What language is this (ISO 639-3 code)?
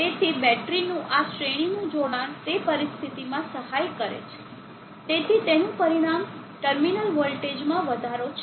guj